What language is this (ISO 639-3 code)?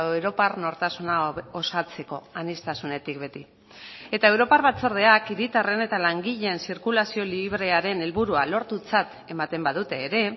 eus